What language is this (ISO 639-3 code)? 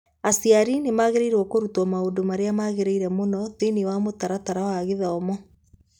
kik